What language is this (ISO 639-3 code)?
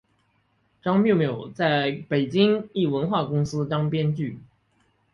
zho